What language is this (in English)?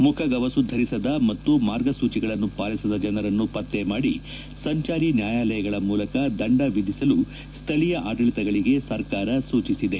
Kannada